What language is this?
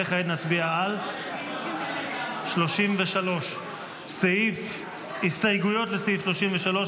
Hebrew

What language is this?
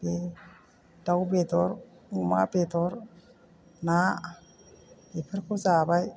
Bodo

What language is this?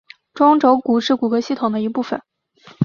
Chinese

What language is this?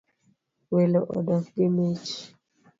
Luo (Kenya and Tanzania)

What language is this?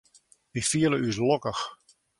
Western Frisian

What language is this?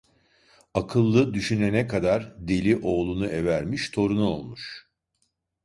Turkish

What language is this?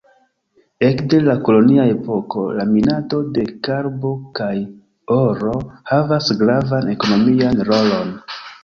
Esperanto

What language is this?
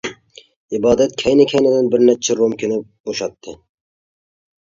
Uyghur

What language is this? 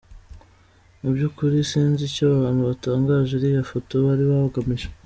Kinyarwanda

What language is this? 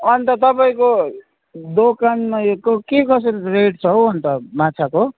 Nepali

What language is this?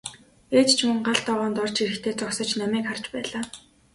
Mongolian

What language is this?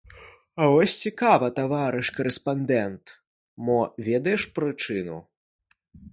Belarusian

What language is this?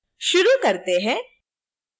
Hindi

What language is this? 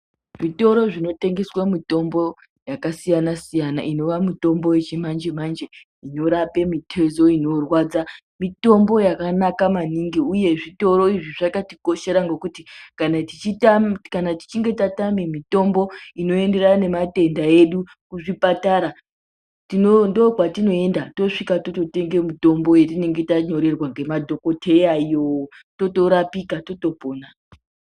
Ndau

